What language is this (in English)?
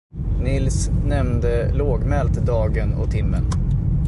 Swedish